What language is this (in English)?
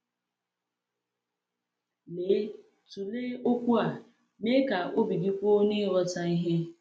Igbo